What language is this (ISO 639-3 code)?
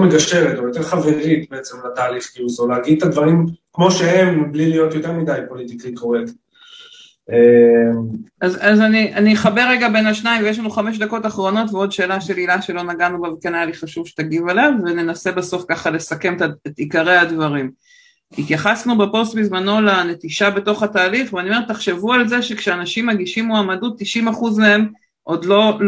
heb